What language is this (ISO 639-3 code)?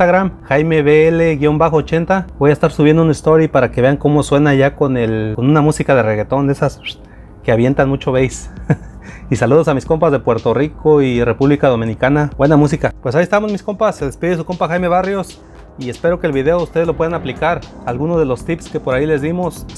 spa